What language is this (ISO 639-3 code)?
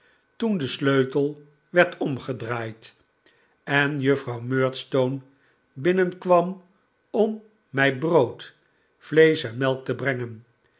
nld